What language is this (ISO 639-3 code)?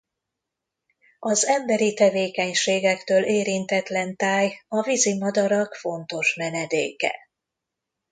hun